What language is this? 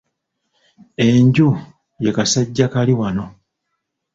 Ganda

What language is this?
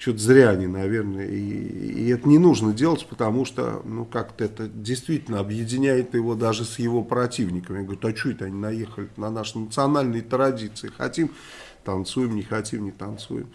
Russian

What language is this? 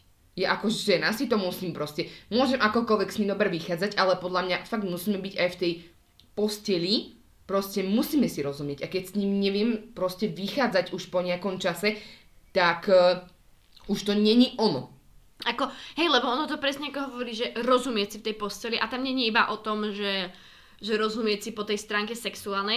Slovak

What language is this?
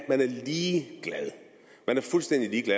Danish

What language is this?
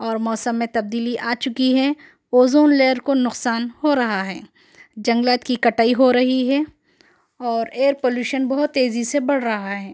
Urdu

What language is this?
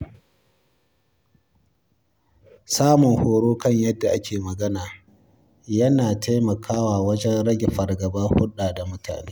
Hausa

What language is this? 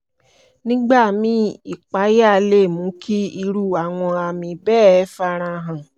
Yoruba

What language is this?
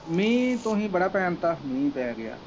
Punjabi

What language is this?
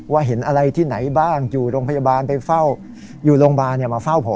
Thai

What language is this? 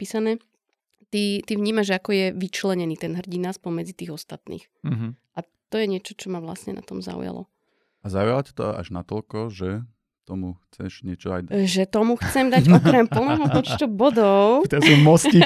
Slovak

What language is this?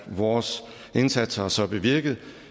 Danish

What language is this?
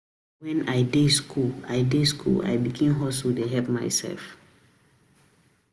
Nigerian Pidgin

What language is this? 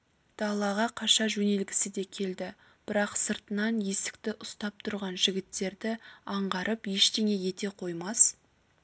Kazakh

